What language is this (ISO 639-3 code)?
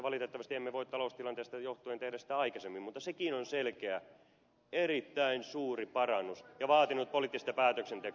fin